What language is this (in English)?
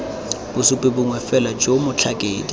Tswana